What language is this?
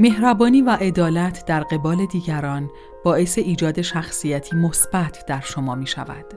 Persian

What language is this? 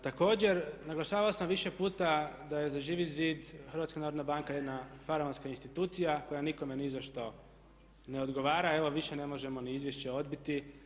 Croatian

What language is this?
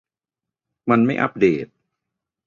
Thai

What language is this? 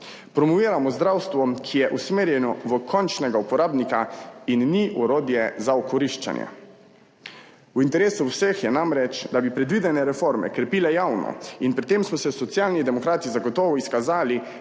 Slovenian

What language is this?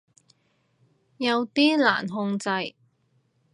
Cantonese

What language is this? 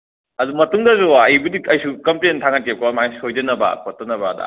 Manipuri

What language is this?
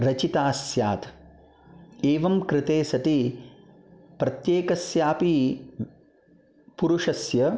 Sanskrit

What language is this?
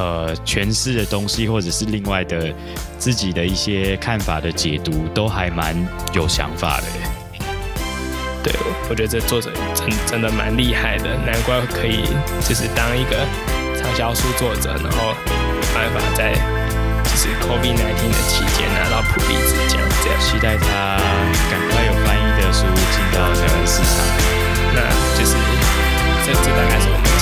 Chinese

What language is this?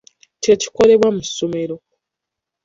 Ganda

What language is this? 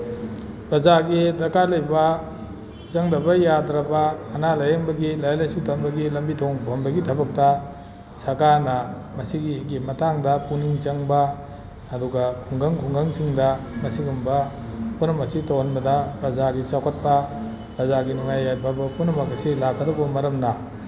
Manipuri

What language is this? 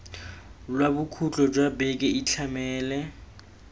Tswana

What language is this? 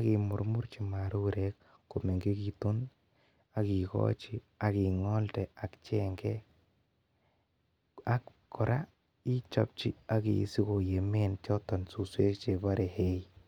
Kalenjin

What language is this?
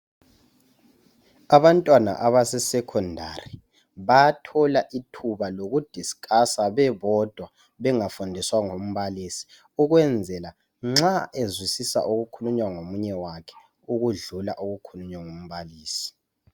North Ndebele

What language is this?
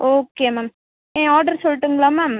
Tamil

